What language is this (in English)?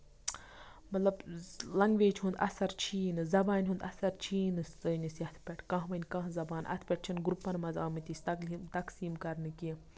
Kashmiri